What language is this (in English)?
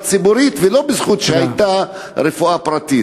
Hebrew